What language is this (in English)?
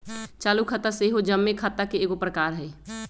Magahi